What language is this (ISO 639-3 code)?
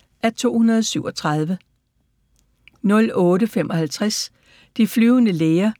dan